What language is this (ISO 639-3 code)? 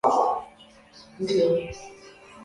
swa